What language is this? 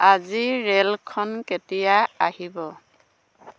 Assamese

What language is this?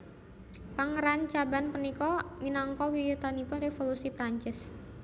Javanese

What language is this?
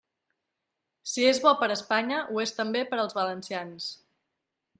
Catalan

